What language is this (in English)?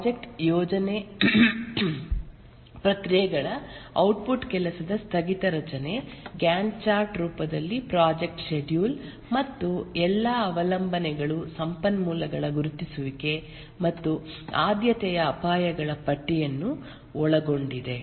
Kannada